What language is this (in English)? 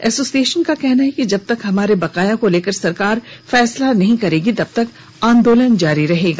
Hindi